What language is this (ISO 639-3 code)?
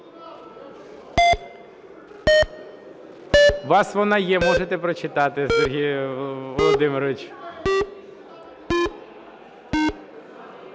ukr